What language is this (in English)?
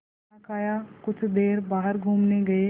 Hindi